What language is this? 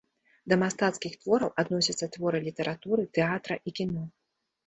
Belarusian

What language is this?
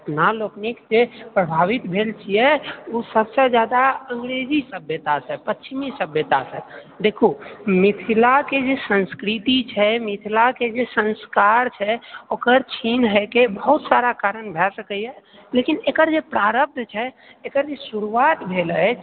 Maithili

